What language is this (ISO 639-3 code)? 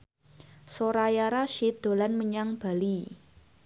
jav